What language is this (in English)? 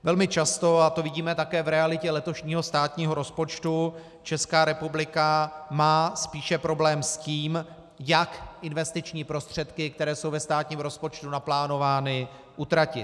Czech